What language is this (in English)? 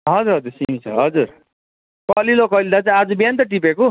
Nepali